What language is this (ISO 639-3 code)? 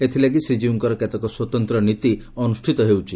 ori